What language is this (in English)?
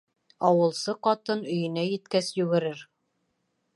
Bashkir